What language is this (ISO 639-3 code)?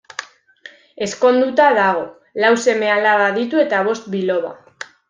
eus